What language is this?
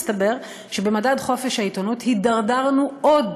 Hebrew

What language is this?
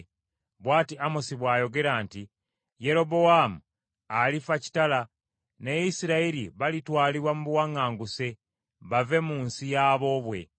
Ganda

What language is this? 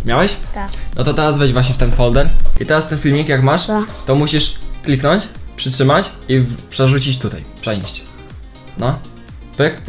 Polish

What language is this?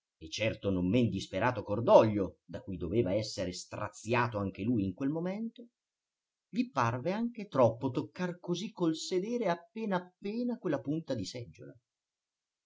Italian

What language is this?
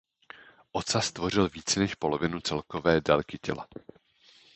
Czech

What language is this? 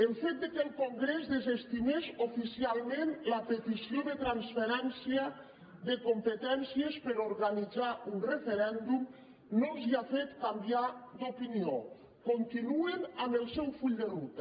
Catalan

